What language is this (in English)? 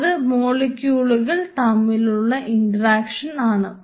Malayalam